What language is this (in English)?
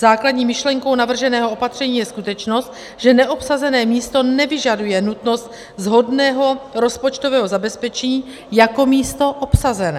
Czech